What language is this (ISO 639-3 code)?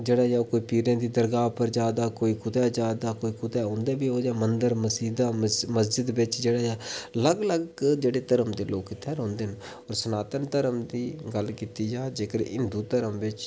doi